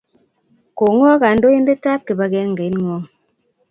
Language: Kalenjin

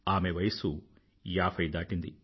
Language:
Telugu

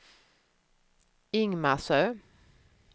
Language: Swedish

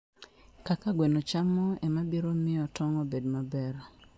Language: Luo (Kenya and Tanzania)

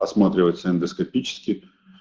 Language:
Russian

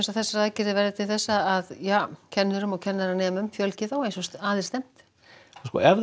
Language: Icelandic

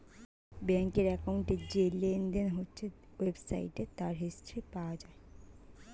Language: Bangla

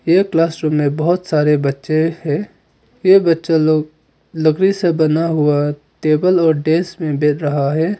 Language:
Hindi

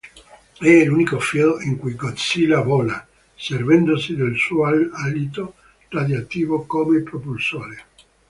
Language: Italian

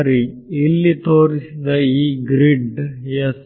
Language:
Kannada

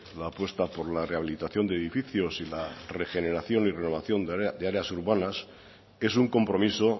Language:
Spanish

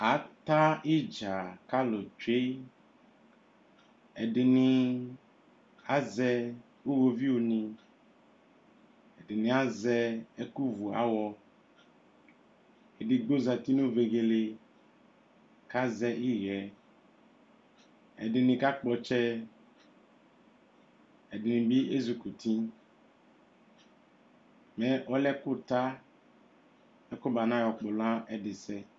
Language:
Ikposo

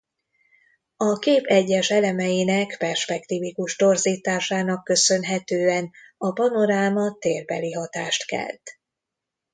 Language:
Hungarian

